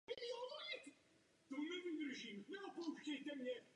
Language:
Czech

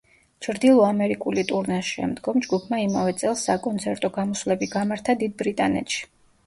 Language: Georgian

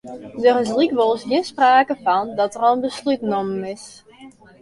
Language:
Western Frisian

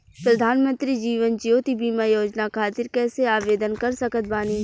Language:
Bhojpuri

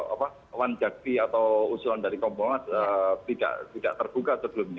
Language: Indonesian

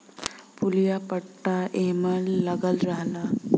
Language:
Bhojpuri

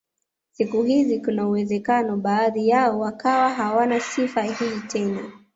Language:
Swahili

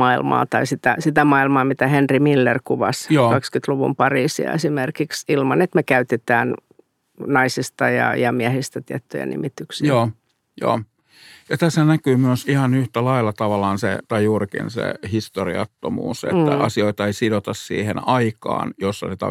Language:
Finnish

